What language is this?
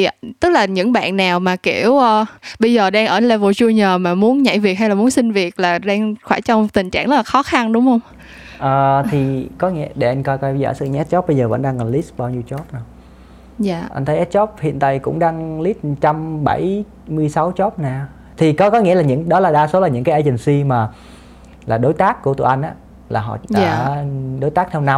Vietnamese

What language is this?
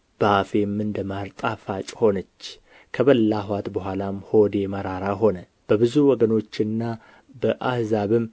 Amharic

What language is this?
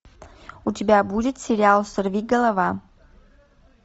Russian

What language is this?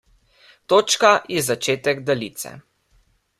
Slovenian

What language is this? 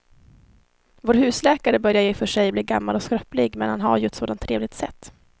Swedish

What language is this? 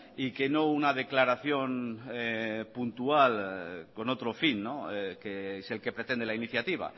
Spanish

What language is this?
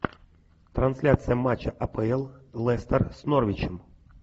Russian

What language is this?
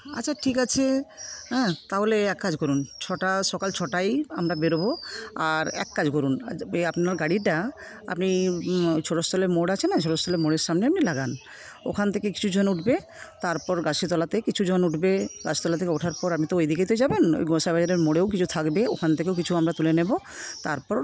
Bangla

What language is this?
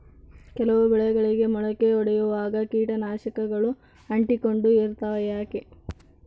Kannada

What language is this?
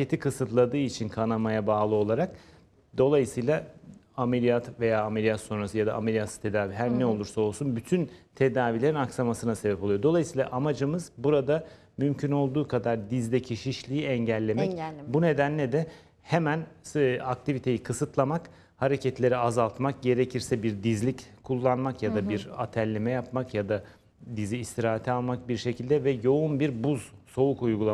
Turkish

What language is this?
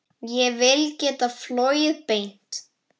Icelandic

